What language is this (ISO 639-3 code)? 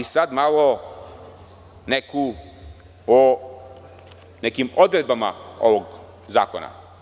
srp